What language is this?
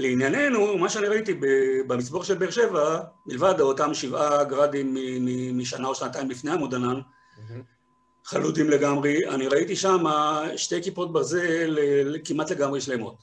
Hebrew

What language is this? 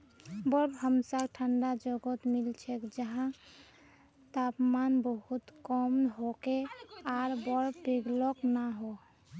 Magahi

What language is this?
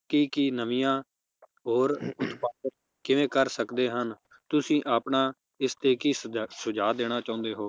Punjabi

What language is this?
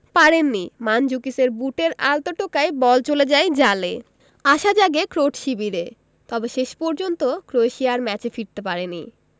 Bangla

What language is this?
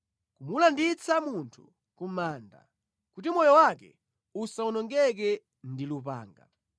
Nyanja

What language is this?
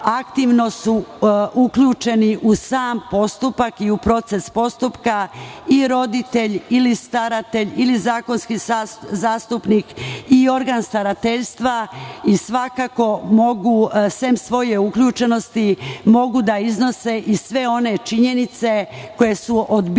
Serbian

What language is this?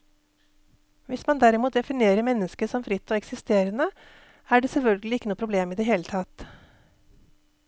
Norwegian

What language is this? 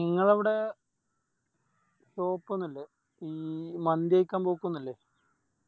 Malayalam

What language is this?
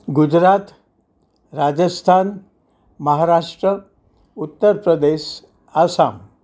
Gujarati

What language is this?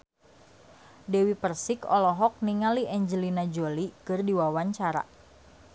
Sundanese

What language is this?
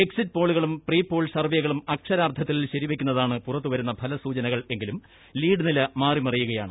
Malayalam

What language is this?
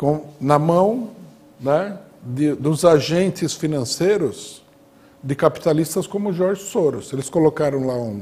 Portuguese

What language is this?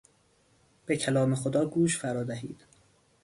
Persian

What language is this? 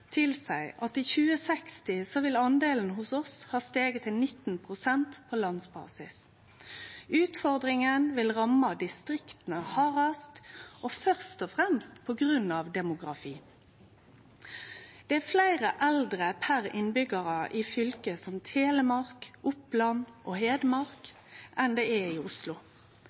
Norwegian Nynorsk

